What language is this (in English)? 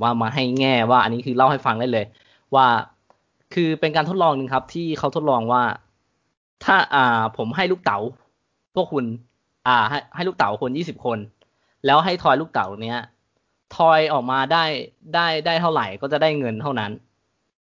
Thai